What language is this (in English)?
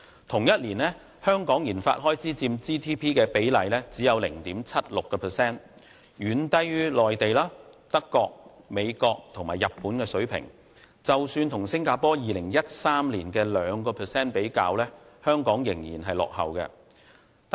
Cantonese